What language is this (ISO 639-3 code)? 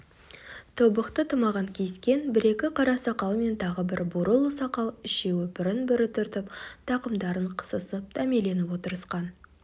kaz